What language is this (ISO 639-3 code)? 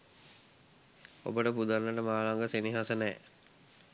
sin